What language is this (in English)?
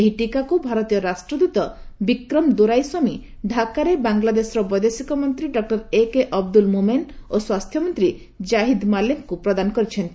Odia